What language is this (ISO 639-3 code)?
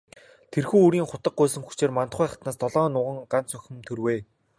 mon